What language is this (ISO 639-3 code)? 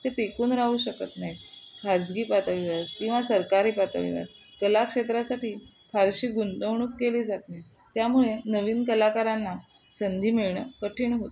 mar